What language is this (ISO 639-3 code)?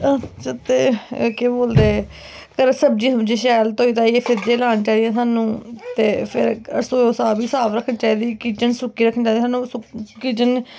doi